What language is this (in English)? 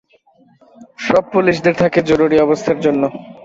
Bangla